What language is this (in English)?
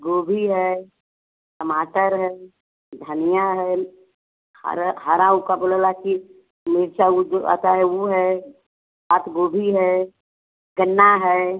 Hindi